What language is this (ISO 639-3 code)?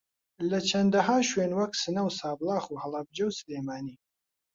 ckb